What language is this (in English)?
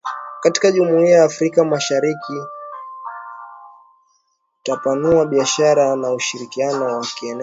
Swahili